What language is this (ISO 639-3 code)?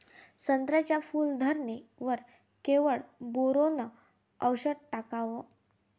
mar